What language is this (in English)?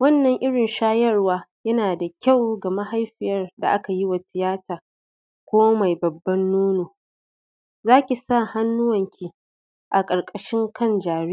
Hausa